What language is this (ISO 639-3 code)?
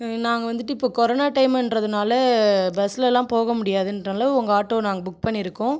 tam